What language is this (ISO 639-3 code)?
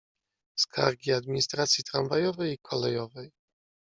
pol